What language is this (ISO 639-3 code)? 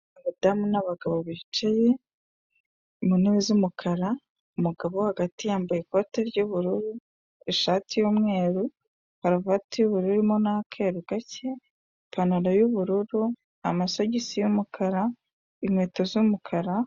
kin